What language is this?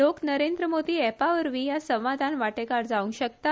Konkani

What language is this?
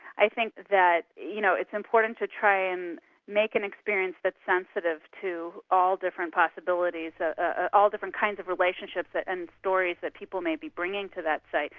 English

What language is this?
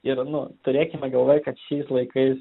Lithuanian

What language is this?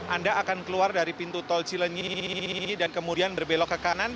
Indonesian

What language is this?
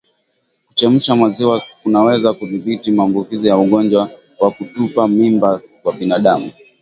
Swahili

